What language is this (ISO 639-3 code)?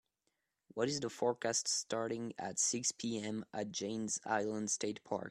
eng